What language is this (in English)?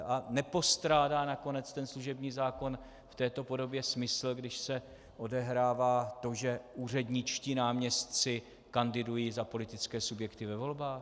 Czech